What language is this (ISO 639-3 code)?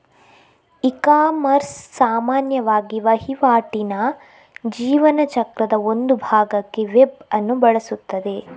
kan